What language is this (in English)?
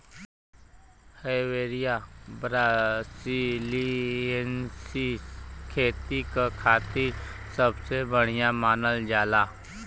Bhojpuri